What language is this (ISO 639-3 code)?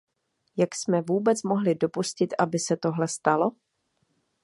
ces